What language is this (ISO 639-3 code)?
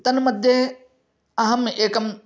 san